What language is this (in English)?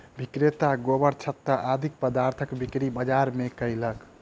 Maithili